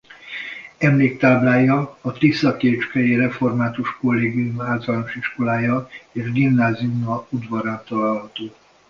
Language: Hungarian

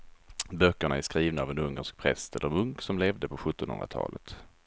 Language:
Swedish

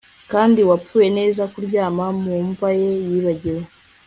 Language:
Kinyarwanda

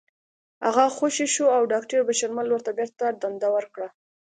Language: Pashto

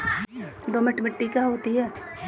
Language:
Hindi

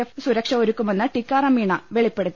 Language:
Malayalam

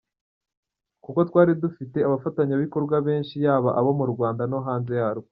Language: Kinyarwanda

